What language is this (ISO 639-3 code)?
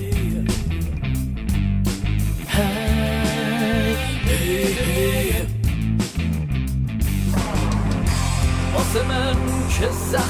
fas